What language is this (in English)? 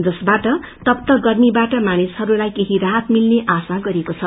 Nepali